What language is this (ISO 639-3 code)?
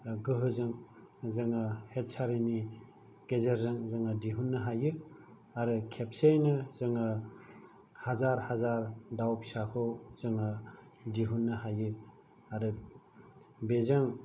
brx